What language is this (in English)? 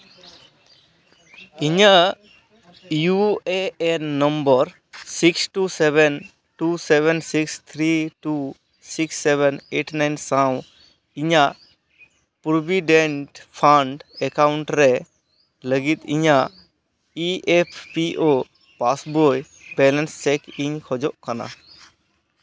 Santali